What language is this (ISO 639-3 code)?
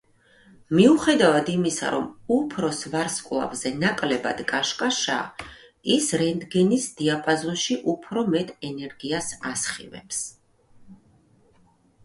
kat